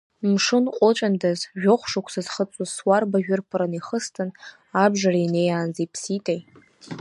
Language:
Abkhazian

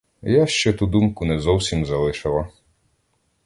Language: Ukrainian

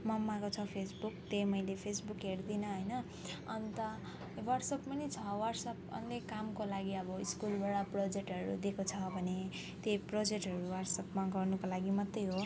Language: Nepali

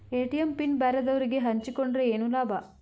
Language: Kannada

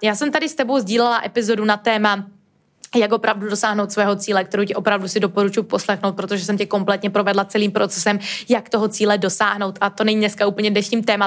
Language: Czech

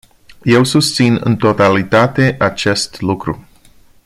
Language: Romanian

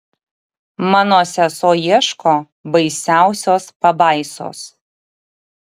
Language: Lithuanian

